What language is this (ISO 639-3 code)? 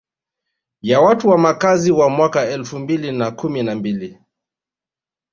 swa